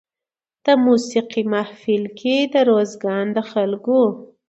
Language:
Pashto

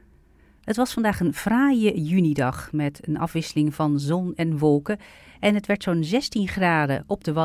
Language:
Dutch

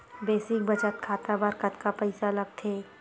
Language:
Chhattisgarhi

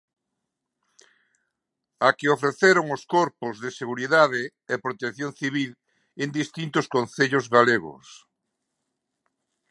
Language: Galician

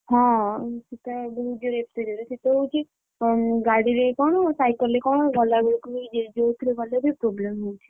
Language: Odia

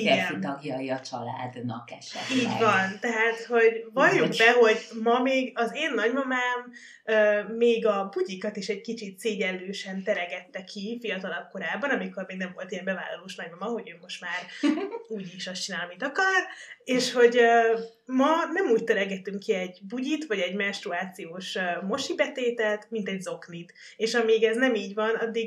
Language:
Hungarian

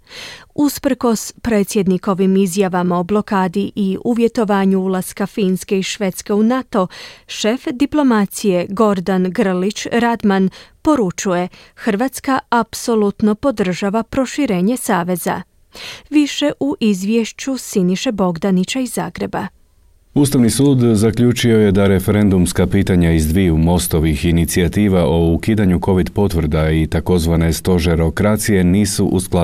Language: Croatian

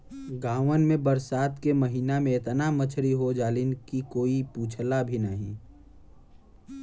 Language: Bhojpuri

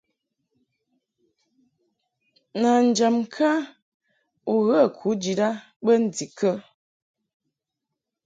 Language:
Mungaka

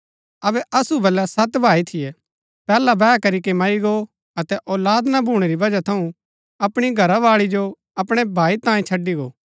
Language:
Gaddi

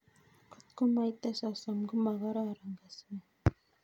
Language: Kalenjin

